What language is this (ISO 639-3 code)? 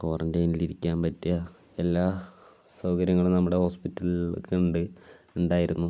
mal